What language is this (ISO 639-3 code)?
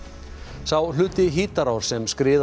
isl